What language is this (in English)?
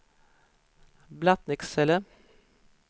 Swedish